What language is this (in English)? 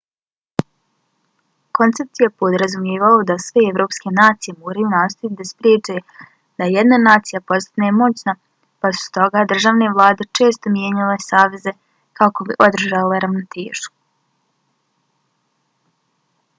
Bosnian